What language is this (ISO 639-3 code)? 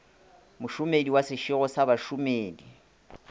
nso